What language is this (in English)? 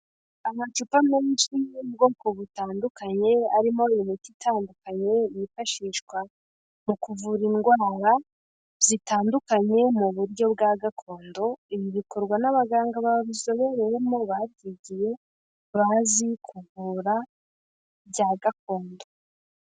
Kinyarwanda